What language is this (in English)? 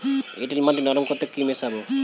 Bangla